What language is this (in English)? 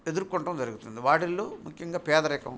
Telugu